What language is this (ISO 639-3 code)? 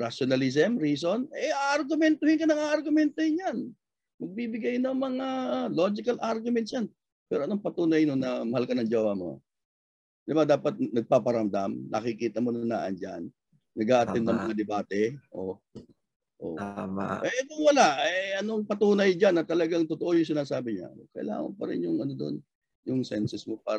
fil